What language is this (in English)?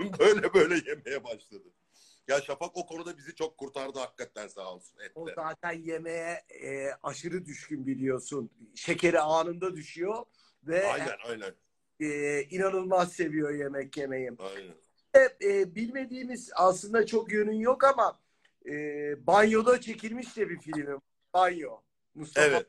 Turkish